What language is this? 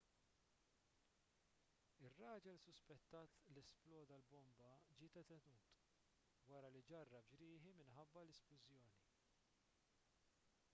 Maltese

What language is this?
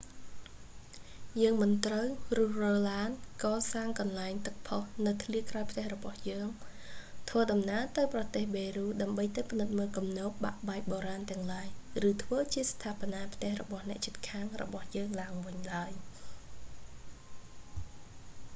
Khmer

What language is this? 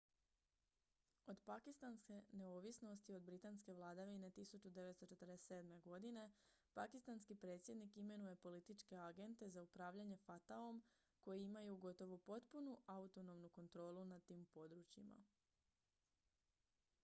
Croatian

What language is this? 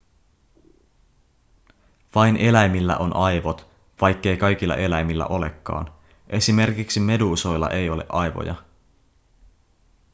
Finnish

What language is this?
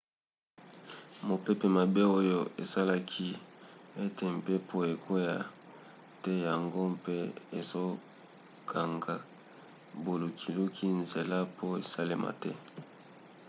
Lingala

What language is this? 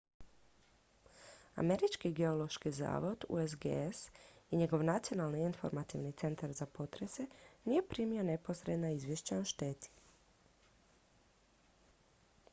Croatian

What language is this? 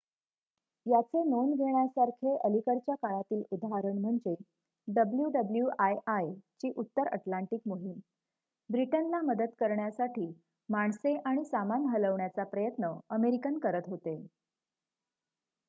Marathi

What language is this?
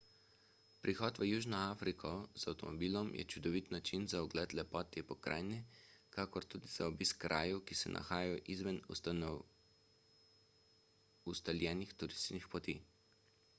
Slovenian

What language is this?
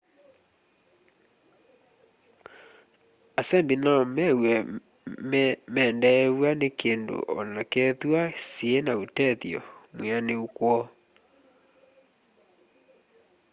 Kamba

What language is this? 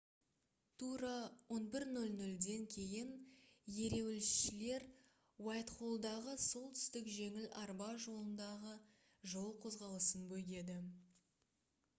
Kazakh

